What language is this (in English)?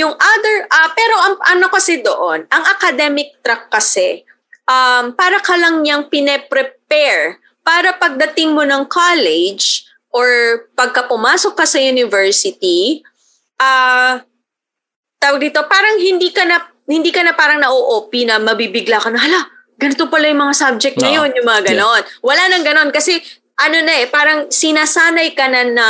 Filipino